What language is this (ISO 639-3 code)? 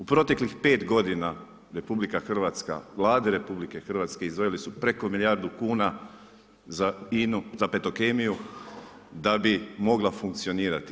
hrv